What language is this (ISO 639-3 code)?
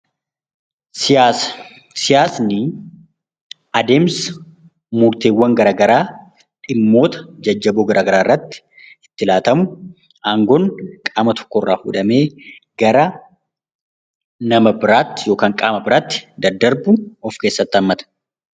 orm